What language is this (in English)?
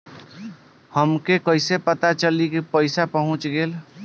Bhojpuri